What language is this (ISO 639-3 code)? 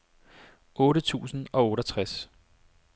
dan